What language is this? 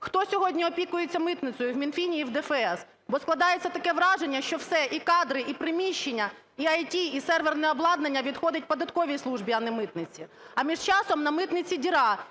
Ukrainian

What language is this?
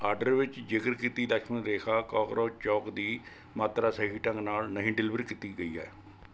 Punjabi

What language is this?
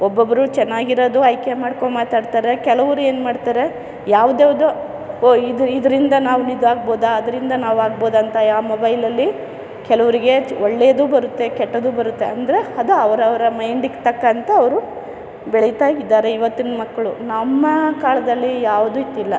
Kannada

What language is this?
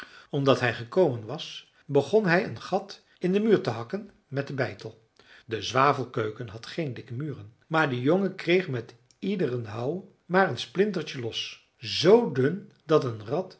Dutch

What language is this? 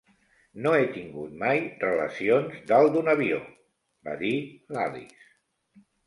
Catalan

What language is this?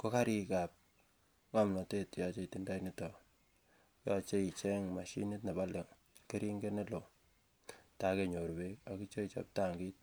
Kalenjin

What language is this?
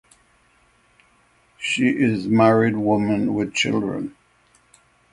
English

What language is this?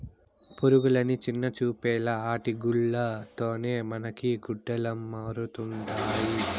Telugu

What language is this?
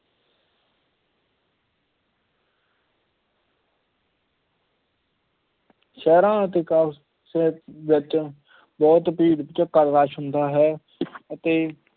Punjabi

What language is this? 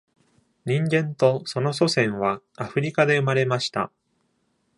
Japanese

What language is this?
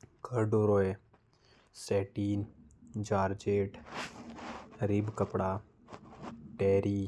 Korwa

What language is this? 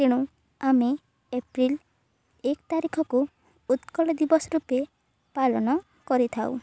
Odia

